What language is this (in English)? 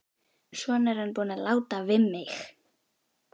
Icelandic